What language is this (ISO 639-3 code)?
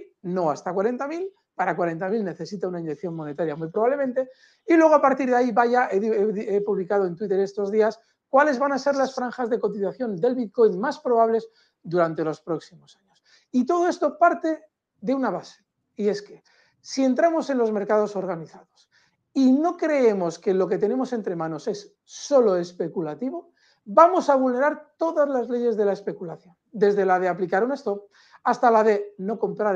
spa